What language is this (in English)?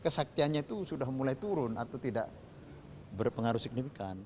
Indonesian